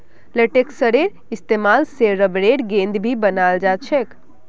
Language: Magahi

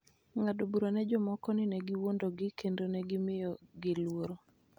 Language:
Luo (Kenya and Tanzania)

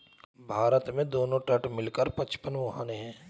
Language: Hindi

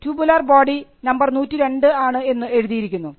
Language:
Malayalam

